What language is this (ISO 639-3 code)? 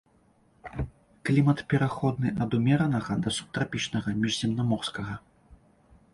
bel